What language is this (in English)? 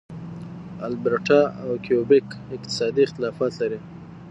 Pashto